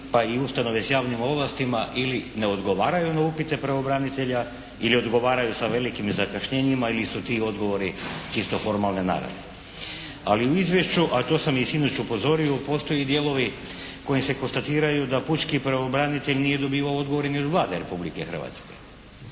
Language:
Croatian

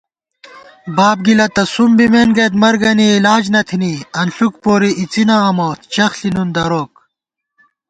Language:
Gawar-Bati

